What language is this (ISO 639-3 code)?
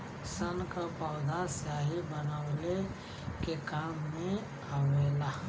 bho